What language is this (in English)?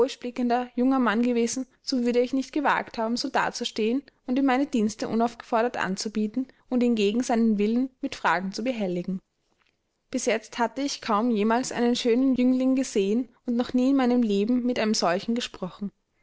German